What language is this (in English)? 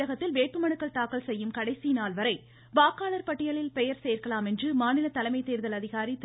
Tamil